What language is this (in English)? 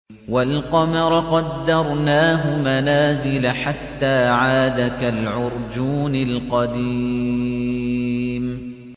Arabic